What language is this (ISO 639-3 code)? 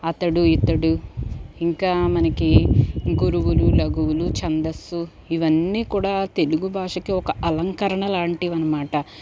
tel